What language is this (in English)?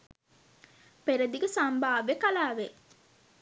Sinhala